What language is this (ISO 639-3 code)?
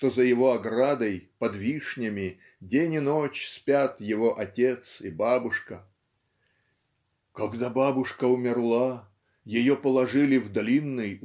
rus